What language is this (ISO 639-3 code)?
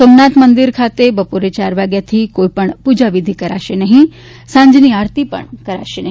guj